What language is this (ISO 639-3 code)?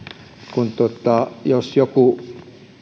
fin